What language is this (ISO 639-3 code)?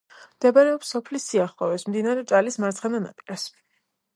kat